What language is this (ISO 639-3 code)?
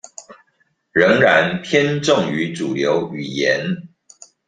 zho